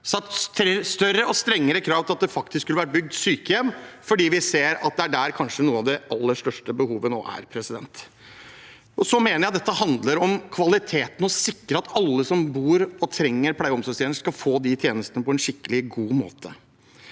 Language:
Norwegian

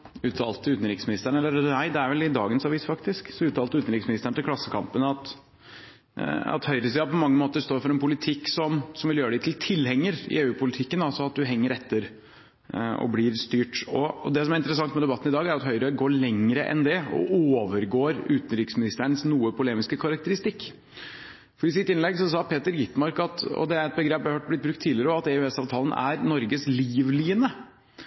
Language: Norwegian Bokmål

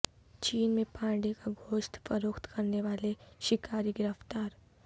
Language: Urdu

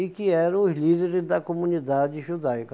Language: Portuguese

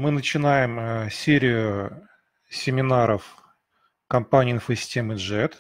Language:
Russian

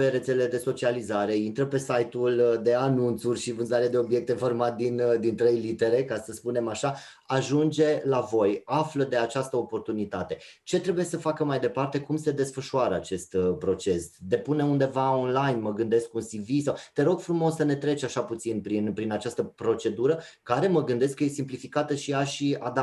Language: Romanian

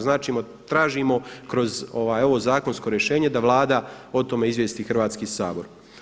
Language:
Croatian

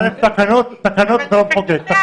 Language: Hebrew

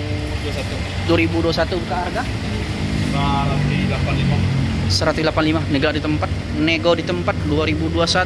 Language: Indonesian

